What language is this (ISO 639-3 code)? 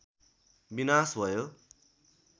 nep